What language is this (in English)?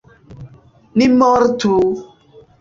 Esperanto